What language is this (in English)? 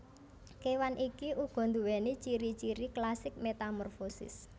Javanese